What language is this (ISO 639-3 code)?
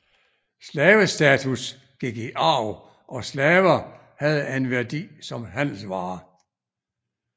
dan